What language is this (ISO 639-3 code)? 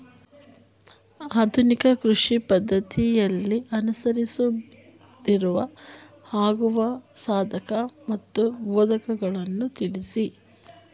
kan